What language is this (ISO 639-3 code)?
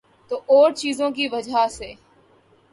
urd